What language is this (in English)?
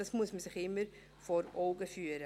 Swiss German